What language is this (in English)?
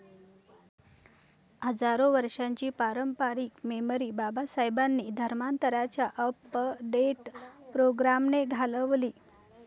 Marathi